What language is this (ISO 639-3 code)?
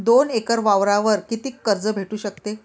mar